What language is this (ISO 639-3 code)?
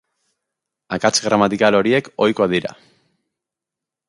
eus